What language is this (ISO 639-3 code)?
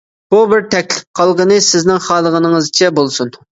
uig